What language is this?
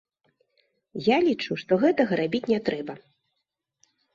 Belarusian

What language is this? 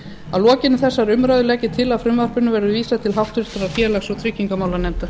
Icelandic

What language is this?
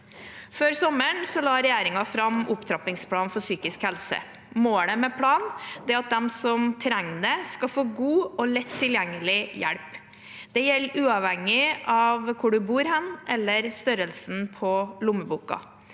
Norwegian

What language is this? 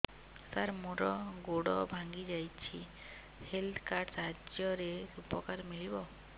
Odia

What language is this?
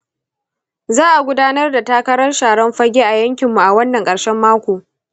Hausa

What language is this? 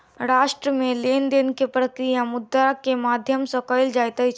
Maithili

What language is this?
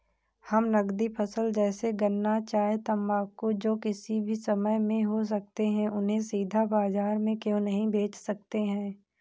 Hindi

